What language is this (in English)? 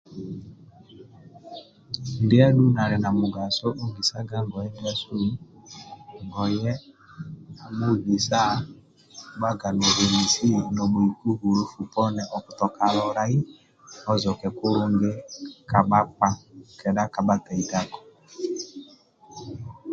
Amba (Uganda)